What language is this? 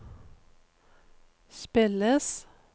Norwegian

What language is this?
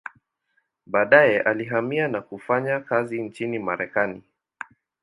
Swahili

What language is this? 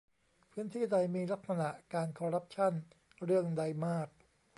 Thai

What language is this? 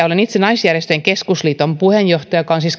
Finnish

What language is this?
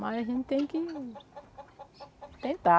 Portuguese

